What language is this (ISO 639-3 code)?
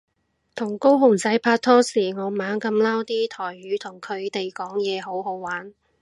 yue